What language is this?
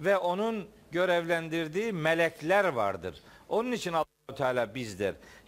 Turkish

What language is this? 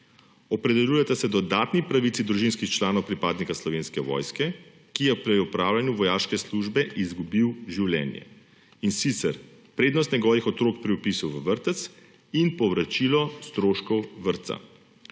Slovenian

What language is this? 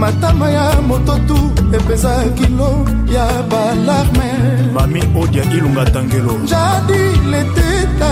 Swahili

